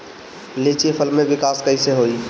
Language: Bhojpuri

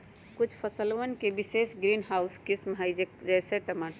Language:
Magahi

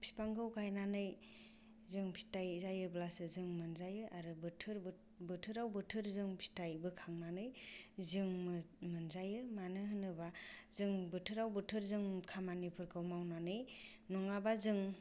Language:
Bodo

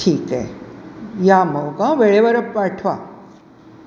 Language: Marathi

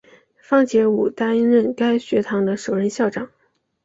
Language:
Chinese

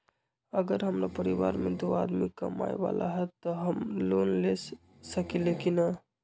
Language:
Magahi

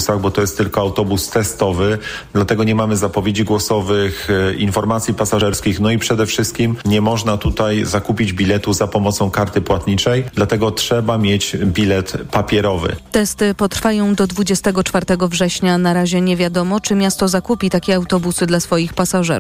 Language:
Polish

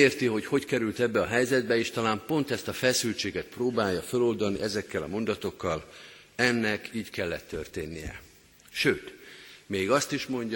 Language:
Hungarian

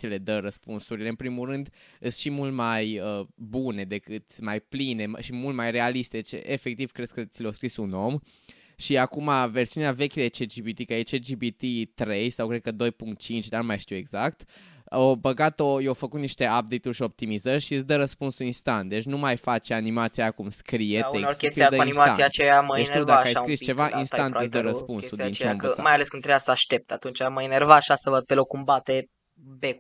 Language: Romanian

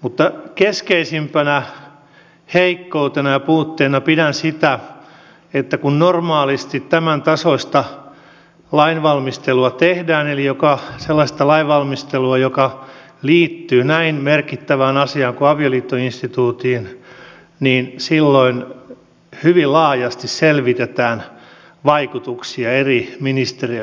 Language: Finnish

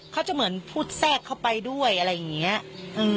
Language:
Thai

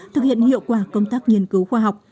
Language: Vietnamese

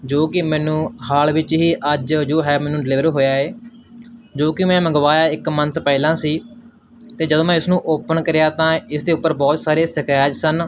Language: Punjabi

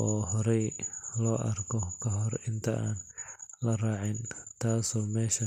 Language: Somali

